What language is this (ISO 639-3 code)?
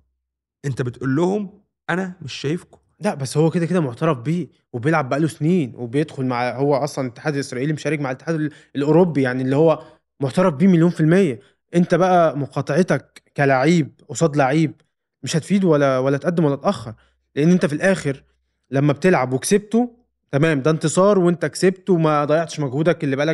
ara